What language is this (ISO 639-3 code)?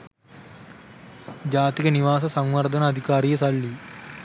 sin